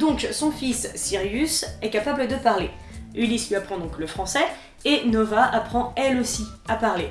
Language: French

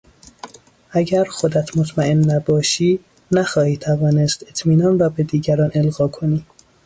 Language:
Persian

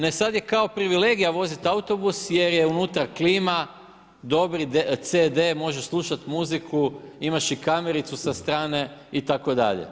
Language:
Croatian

